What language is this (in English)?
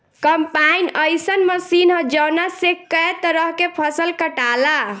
Bhojpuri